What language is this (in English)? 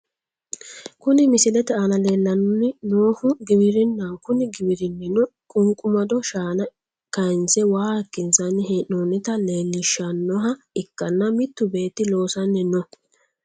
Sidamo